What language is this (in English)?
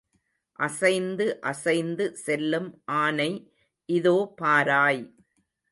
Tamil